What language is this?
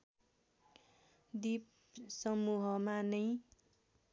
Nepali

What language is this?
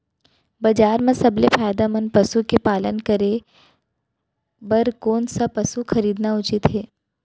Chhattisgarhi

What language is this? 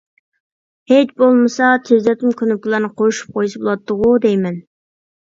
Uyghur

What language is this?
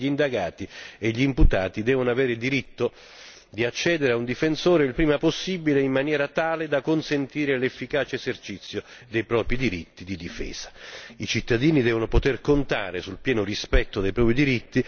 Italian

